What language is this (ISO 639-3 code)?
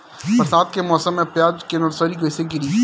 bho